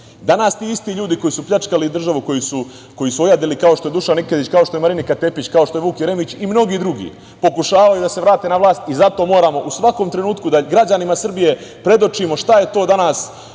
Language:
Serbian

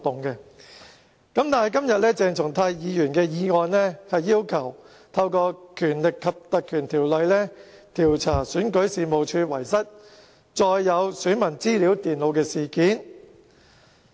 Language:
Cantonese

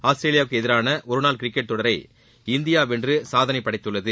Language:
Tamil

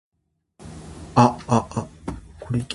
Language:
Japanese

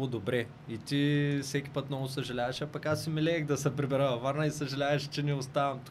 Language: Bulgarian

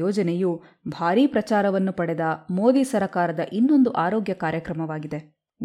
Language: Kannada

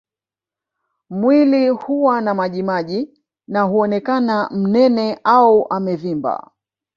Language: Swahili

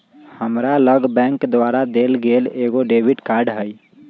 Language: Magahi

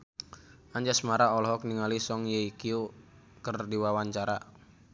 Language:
Sundanese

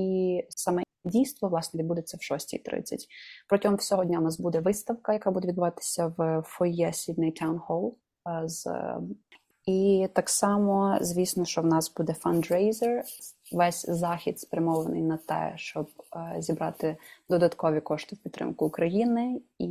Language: Ukrainian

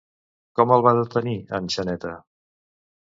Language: Catalan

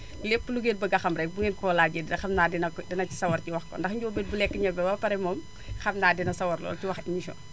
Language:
Wolof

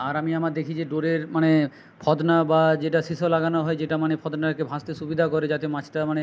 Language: Bangla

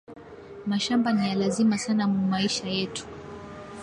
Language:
Swahili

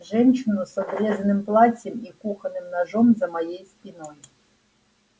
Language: Russian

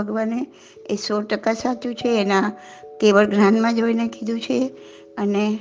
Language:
Gujarati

